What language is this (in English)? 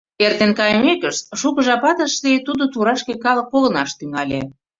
Mari